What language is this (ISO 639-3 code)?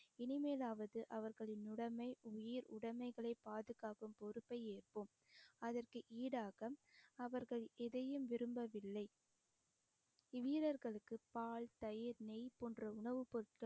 tam